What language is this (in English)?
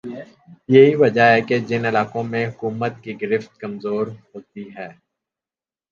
Urdu